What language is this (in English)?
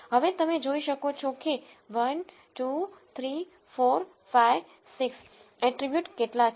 Gujarati